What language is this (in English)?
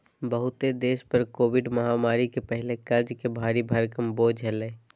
Magahi